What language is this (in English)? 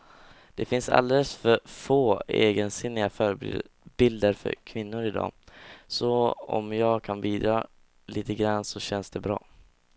Swedish